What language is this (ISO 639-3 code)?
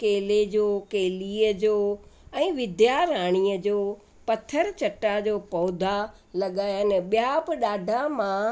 snd